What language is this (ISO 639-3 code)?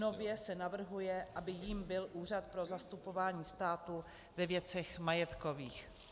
ces